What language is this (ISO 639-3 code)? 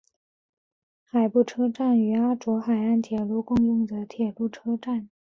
zho